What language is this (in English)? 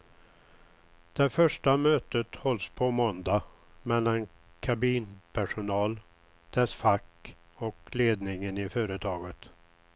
Swedish